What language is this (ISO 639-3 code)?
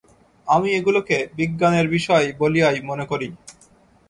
ben